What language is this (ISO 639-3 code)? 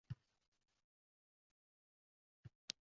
uzb